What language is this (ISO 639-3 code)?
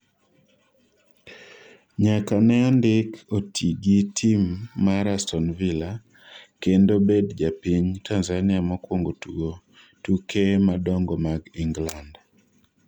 luo